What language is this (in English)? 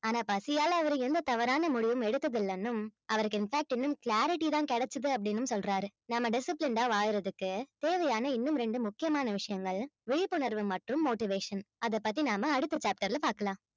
Tamil